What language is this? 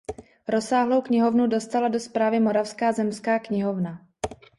Czech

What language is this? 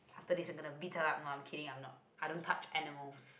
English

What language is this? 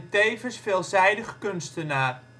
Dutch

